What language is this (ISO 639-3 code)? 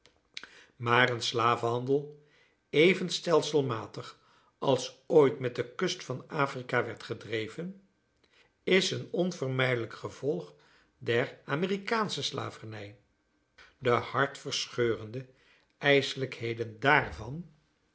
nld